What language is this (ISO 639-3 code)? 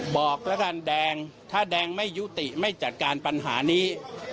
tha